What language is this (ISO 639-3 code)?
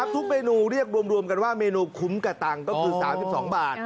tha